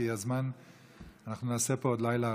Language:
Hebrew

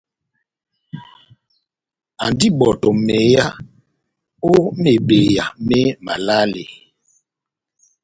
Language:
Batanga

